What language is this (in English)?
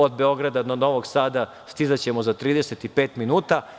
Serbian